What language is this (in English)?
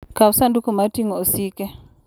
Luo (Kenya and Tanzania)